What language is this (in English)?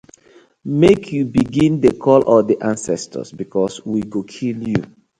Nigerian Pidgin